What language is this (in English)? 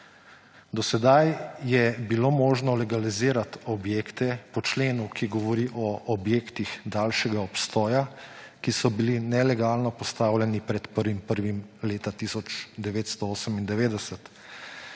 Slovenian